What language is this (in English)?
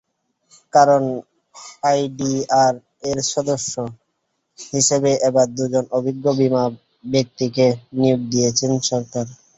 Bangla